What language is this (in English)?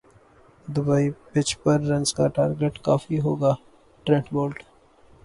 Urdu